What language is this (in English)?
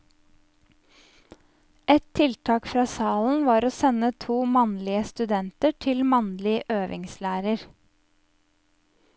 Norwegian